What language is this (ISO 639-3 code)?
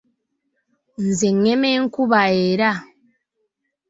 lug